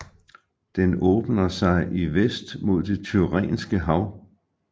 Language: Danish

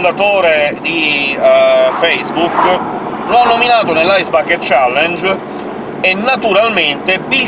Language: Italian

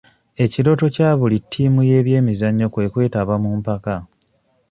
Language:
Ganda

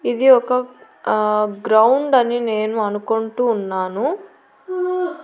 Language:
Telugu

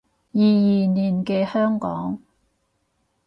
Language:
Cantonese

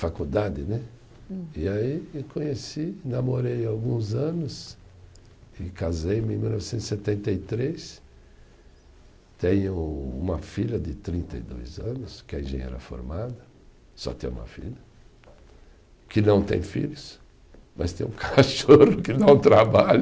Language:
Portuguese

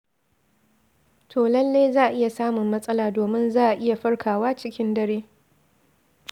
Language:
Hausa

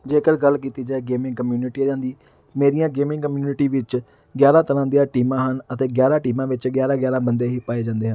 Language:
Punjabi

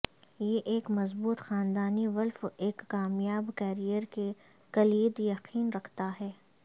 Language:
Urdu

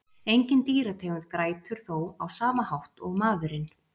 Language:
Icelandic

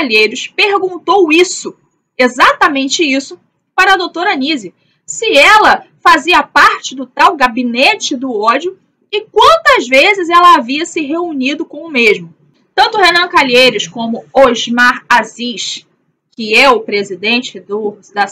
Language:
Portuguese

